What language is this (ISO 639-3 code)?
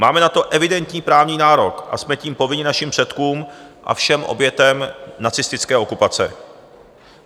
ces